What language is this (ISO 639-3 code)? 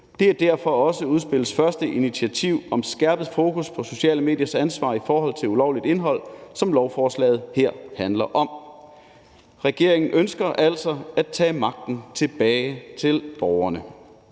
dan